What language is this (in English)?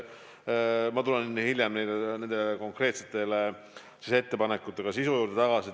Estonian